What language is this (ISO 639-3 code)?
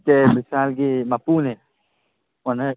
mni